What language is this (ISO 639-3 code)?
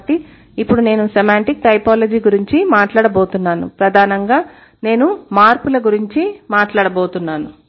tel